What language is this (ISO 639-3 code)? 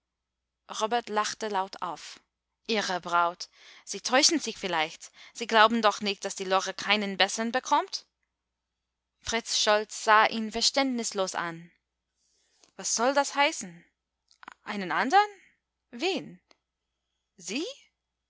deu